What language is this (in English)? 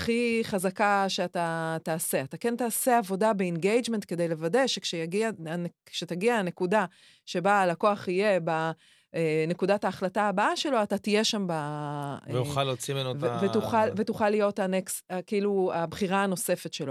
Hebrew